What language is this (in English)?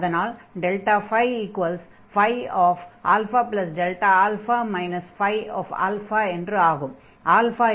Tamil